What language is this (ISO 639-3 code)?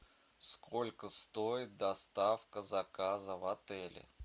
rus